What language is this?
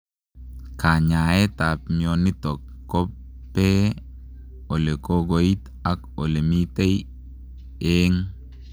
Kalenjin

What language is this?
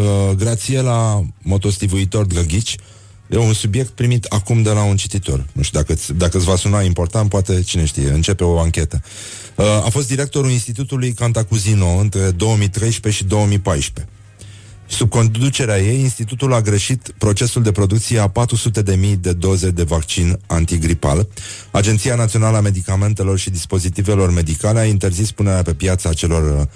Romanian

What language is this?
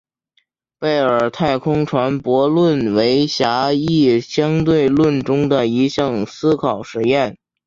Chinese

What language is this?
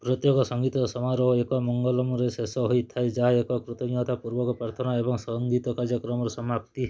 Odia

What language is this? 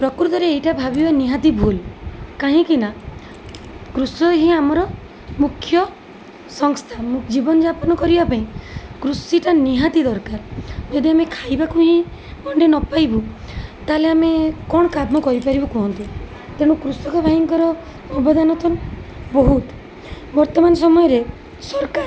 Odia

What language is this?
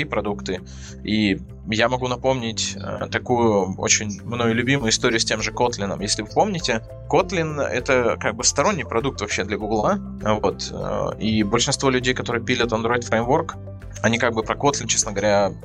Russian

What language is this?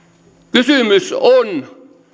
Finnish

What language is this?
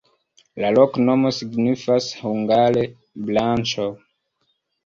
Esperanto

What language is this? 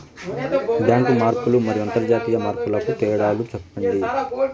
Telugu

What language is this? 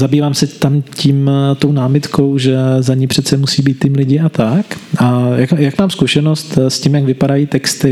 Czech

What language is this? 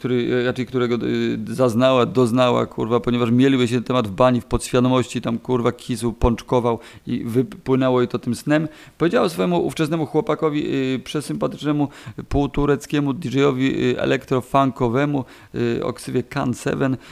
Polish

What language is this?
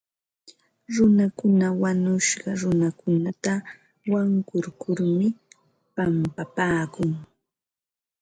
Ambo-Pasco Quechua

